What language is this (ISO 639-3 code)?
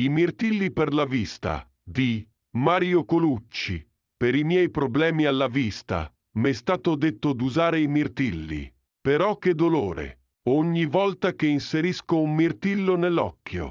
ita